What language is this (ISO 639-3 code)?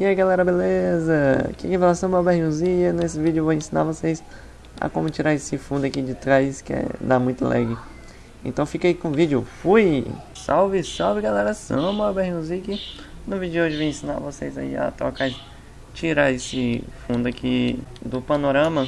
por